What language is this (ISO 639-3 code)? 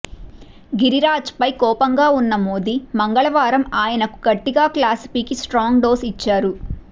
tel